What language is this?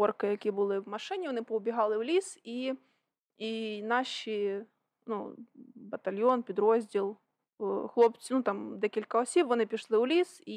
Ukrainian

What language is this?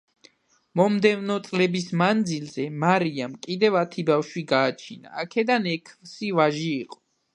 Georgian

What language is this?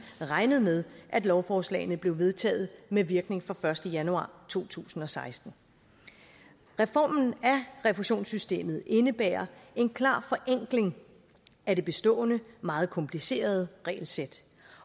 Danish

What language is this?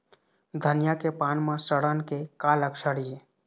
Chhattisgarhi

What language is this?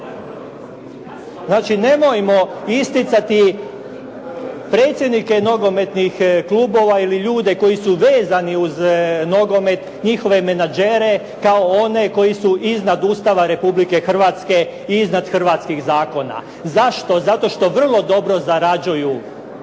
Croatian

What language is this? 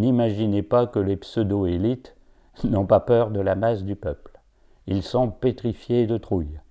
French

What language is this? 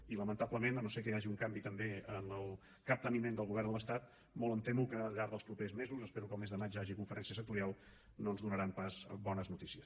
Catalan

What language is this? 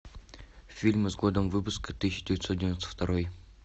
Russian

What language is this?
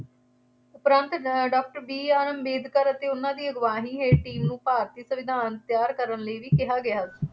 Punjabi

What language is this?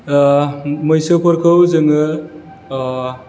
Bodo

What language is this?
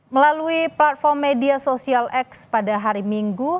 Indonesian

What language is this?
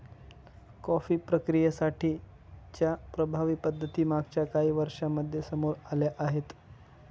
Marathi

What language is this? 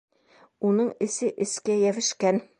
Bashkir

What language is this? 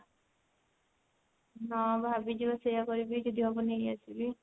Odia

